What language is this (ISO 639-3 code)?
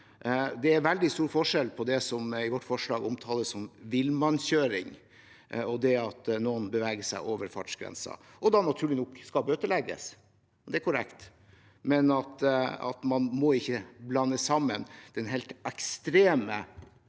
nor